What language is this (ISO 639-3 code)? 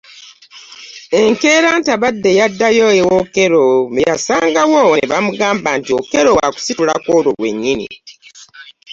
lug